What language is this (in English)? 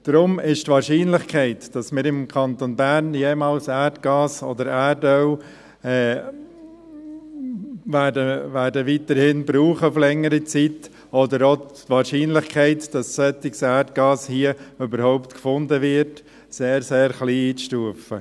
Swiss German